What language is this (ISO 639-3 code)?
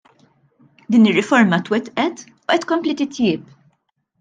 mlt